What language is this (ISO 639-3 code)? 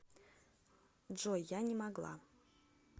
rus